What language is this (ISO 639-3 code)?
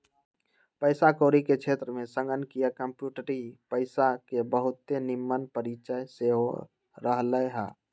mag